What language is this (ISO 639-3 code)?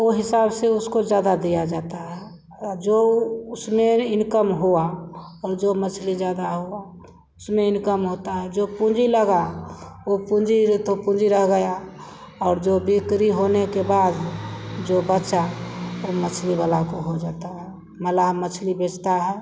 hin